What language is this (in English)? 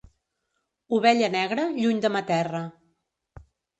Catalan